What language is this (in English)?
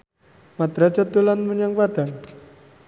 Javanese